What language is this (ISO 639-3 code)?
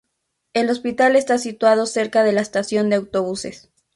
spa